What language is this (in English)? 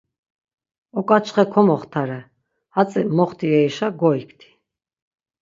Laz